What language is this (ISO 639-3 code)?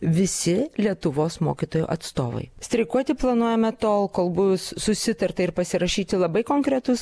lit